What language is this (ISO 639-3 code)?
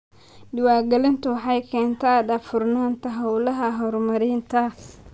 som